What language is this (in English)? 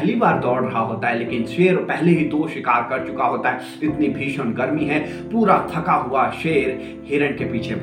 Hindi